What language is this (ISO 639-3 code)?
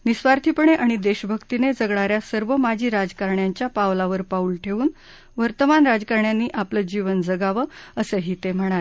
mar